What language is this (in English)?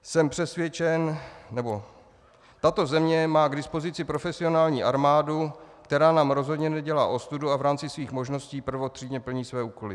Czech